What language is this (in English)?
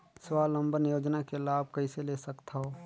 Chhattisgarhi